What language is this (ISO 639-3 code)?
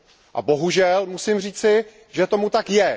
ces